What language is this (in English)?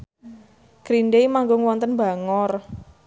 Javanese